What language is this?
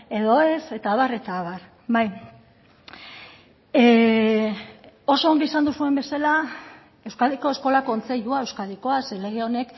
Basque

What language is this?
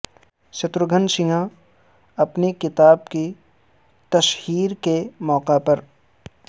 Urdu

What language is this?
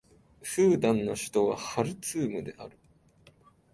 Japanese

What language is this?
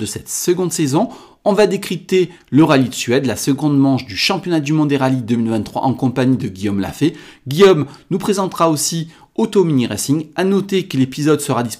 French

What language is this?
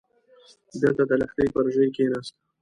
Pashto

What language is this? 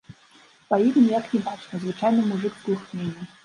Belarusian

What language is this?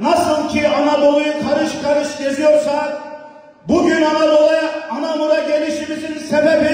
Turkish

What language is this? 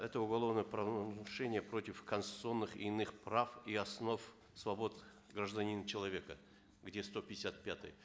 Kazakh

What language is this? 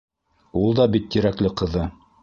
Bashkir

